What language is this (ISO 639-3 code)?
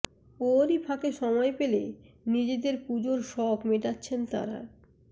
ben